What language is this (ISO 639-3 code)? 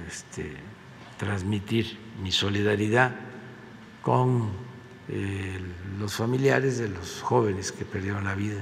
spa